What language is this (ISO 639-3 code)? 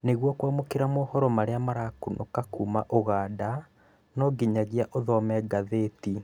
kik